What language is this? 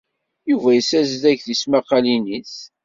Kabyle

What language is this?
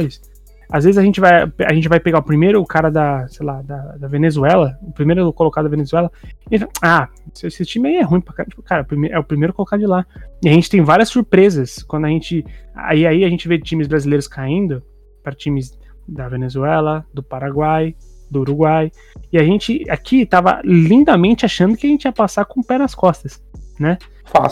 Portuguese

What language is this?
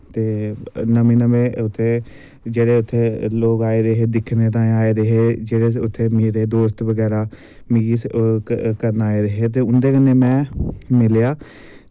Dogri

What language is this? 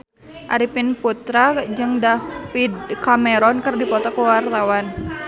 Sundanese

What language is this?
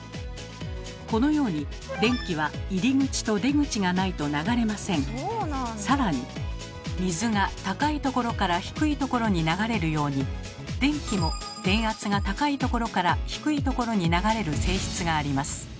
Japanese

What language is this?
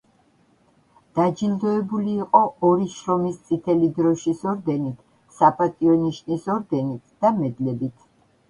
Georgian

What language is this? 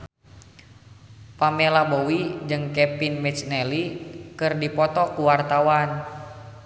Sundanese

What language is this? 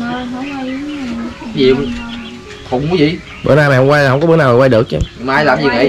Vietnamese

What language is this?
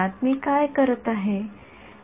Marathi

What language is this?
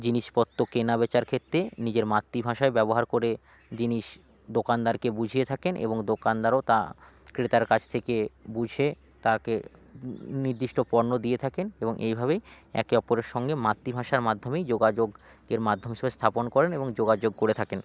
Bangla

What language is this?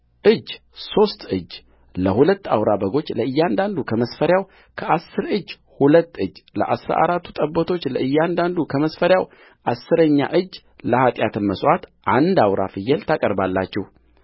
Amharic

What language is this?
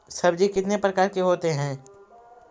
Magahi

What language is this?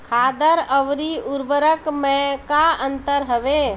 Bhojpuri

